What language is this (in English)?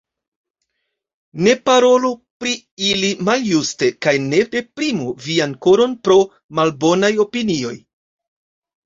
Esperanto